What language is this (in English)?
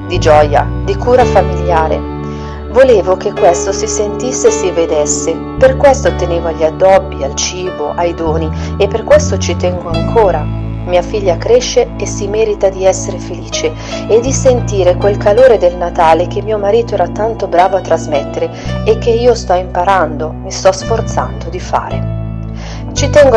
Italian